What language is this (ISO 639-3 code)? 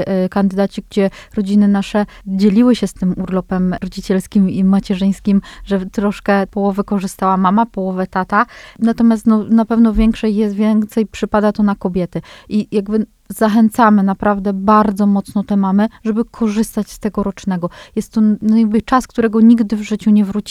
pol